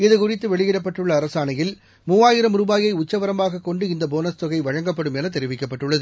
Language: Tamil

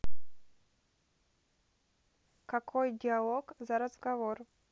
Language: Russian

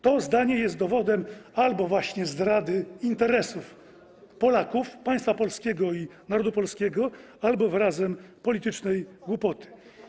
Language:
Polish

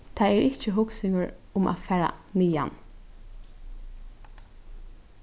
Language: Faroese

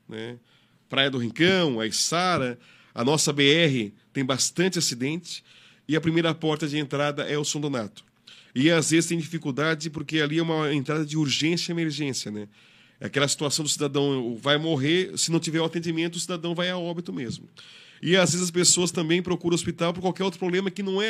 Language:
Portuguese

